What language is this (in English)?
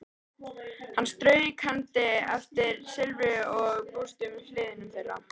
Icelandic